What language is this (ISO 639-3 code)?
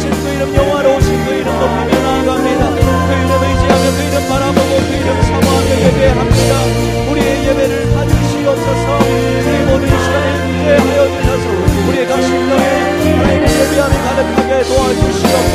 kor